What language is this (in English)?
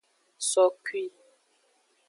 Aja (Benin)